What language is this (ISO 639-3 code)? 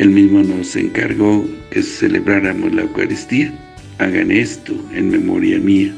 spa